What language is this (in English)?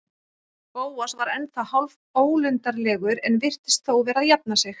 Icelandic